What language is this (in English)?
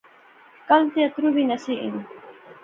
Pahari-Potwari